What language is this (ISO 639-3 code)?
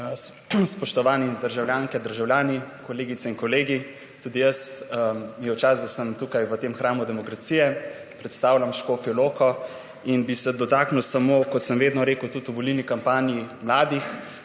slv